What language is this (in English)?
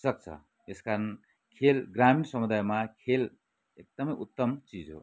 Nepali